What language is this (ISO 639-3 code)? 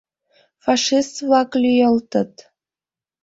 chm